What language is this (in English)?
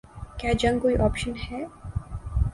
Urdu